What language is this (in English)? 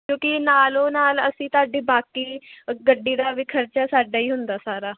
Punjabi